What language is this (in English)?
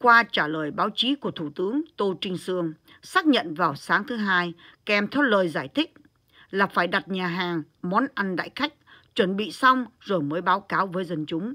Vietnamese